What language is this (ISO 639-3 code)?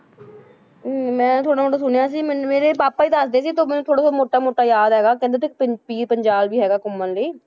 pan